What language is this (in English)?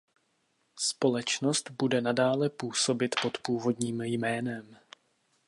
Czech